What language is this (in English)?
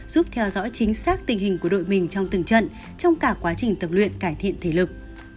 Vietnamese